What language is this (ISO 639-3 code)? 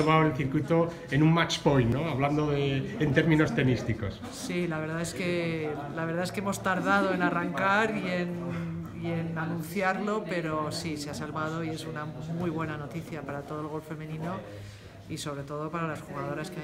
spa